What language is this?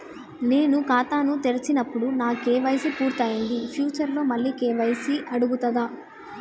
Telugu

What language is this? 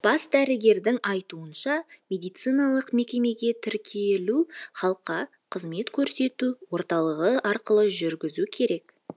Kazakh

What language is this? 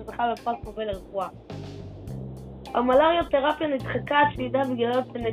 Hebrew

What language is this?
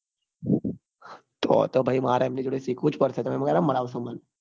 Gujarati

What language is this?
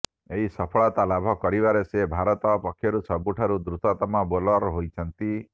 Odia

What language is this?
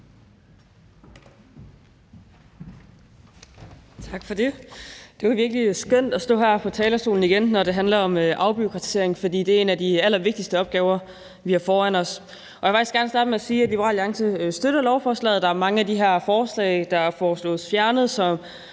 Danish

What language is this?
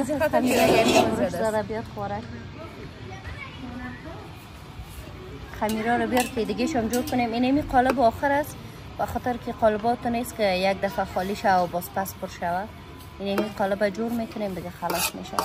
Persian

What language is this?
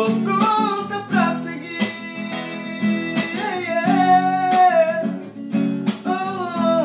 Portuguese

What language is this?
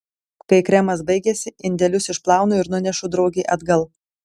Lithuanian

